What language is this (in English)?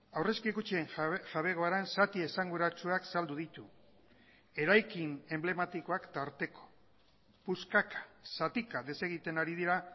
Basque